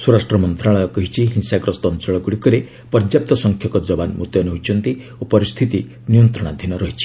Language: Odia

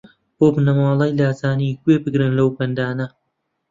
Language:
Central Kurdish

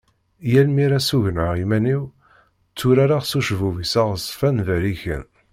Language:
Kabyle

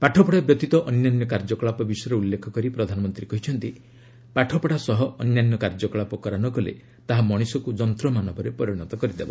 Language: Odia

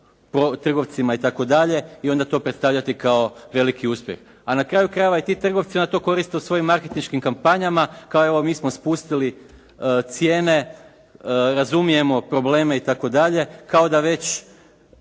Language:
Croatian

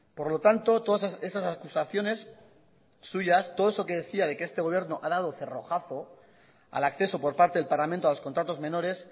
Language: Spanish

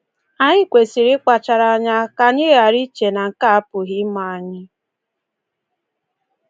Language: Igbo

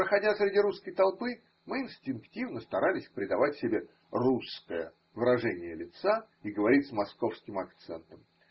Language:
Russian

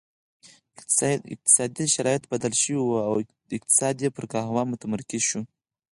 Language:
Pashto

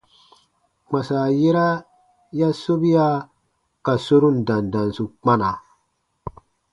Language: Baatonum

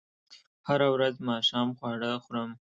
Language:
Pashto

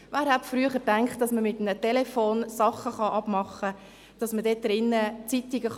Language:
Swiss German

